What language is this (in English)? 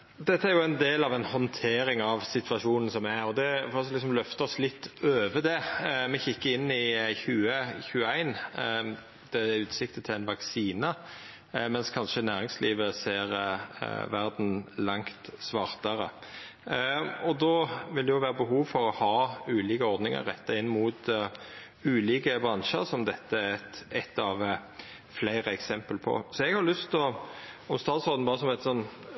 Norwegian Nynorsk